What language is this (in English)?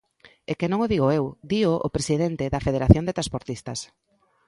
Galician